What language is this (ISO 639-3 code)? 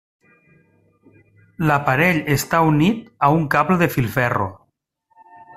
cat